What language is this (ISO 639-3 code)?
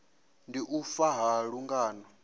ven